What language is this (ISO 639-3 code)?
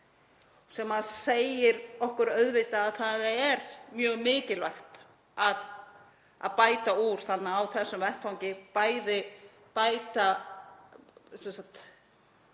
isl